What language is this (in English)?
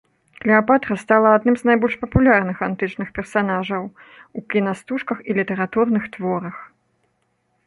Belarusian